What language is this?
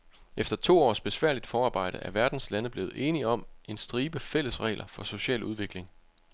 Danish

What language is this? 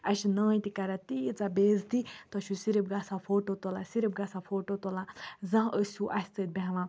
Kashmiri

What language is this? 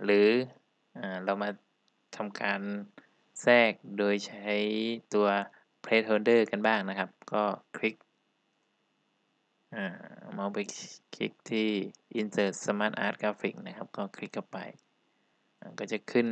Thai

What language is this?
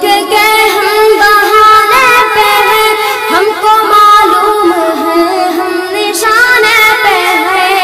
Vietnamese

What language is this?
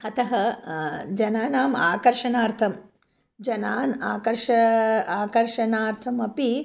Sanskrit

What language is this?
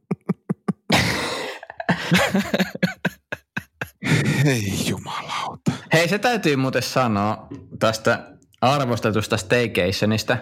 Finnish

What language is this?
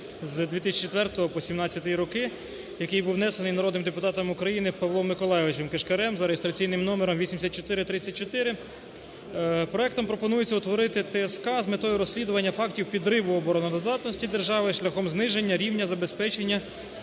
Ukrainian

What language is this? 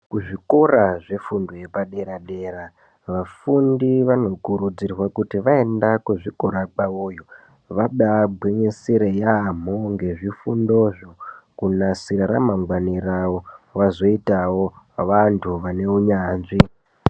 Ndau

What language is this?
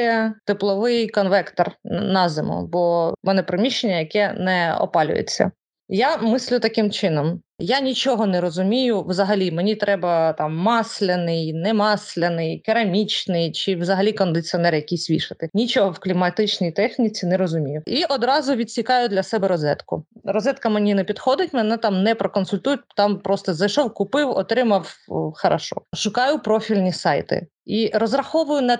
Ukrainian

